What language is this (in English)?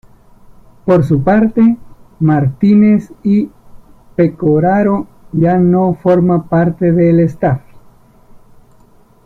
Spanish